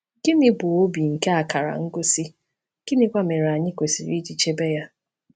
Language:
Igbo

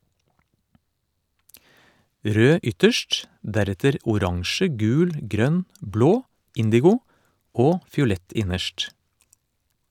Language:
Norwegian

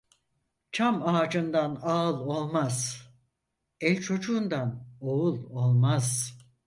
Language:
Turkish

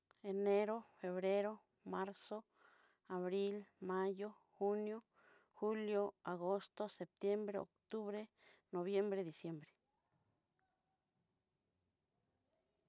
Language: Southeastern Nochixtlán Mixtec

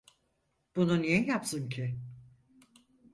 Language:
Turkish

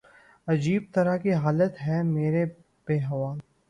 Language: Urdu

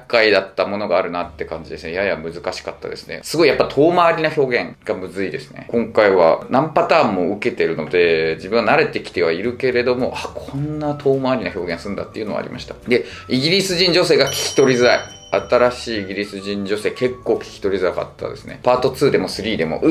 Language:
Japanese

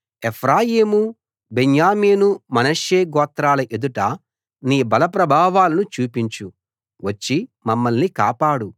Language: Telugu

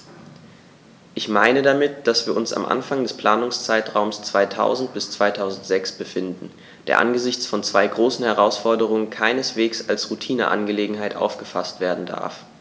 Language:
German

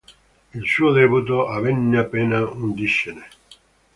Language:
Italian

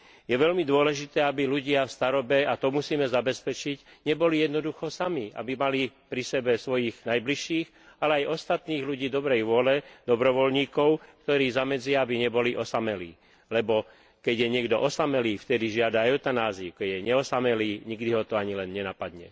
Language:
Slovak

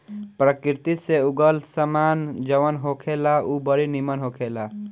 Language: Bhojpuri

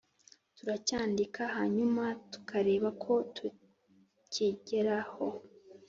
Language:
Kinyarwanda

